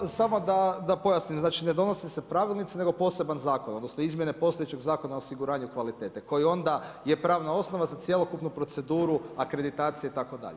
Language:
Croatian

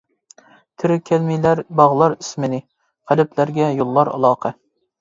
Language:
Uyghur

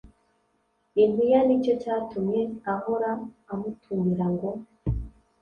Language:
Kinyarwanda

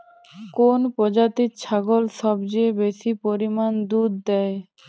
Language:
Bangla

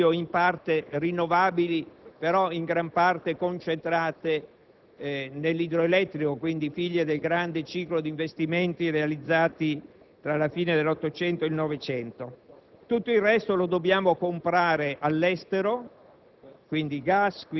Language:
Italian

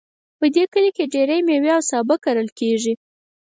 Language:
Pashto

